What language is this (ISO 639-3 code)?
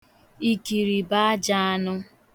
ibo